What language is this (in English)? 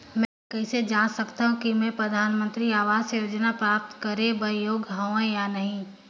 Chhattisgarhi